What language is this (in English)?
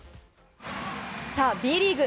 Japanese